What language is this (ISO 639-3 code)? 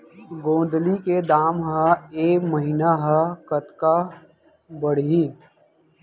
hne